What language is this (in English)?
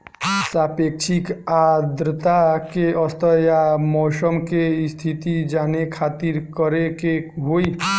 Bhojpuri